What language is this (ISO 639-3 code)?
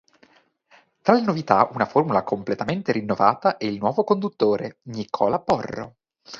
ita